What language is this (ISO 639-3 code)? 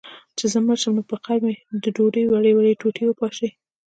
pus